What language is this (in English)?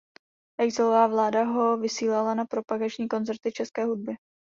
Czech